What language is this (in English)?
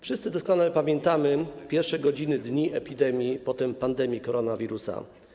Polish